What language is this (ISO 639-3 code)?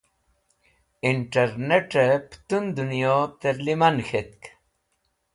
wbl